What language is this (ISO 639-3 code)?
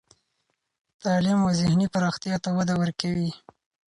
pus